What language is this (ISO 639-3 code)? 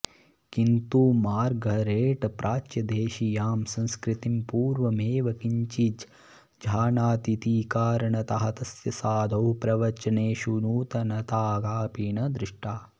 san